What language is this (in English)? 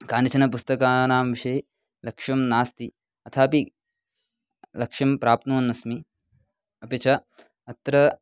Sanskrit